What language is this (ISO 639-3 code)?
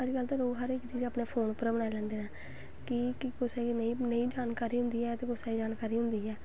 doi